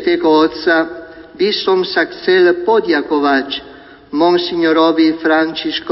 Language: Slovak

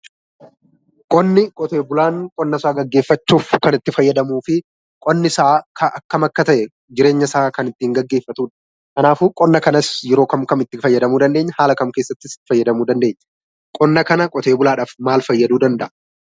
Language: Oromo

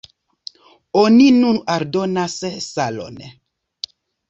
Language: Esperanto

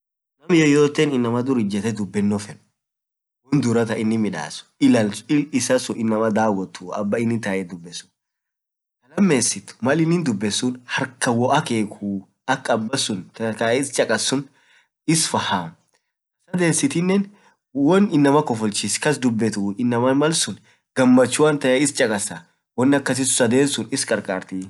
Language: Orma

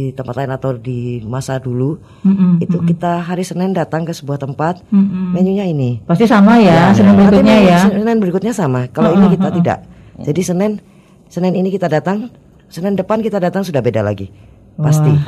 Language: Indonesian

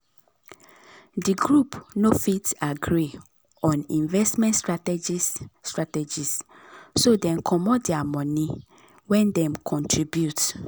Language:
Nigerian Pidgin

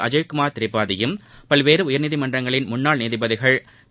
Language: Tamil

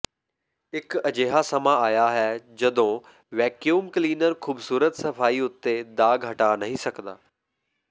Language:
Punjabi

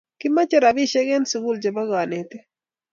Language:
Kalenjin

